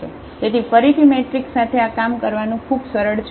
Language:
Gujarati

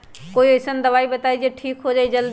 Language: Magahi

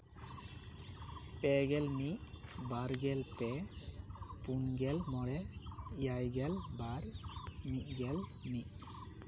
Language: Santali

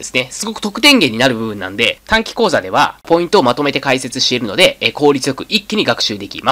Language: Japanese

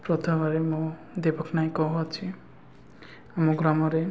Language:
Odia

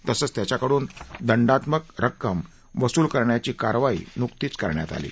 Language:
Marathi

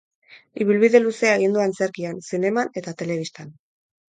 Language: Basque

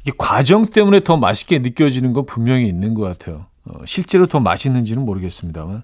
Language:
Korean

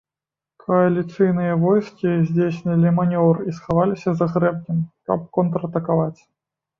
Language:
Belarusian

